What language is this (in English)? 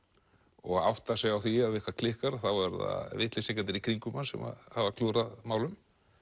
Icelandic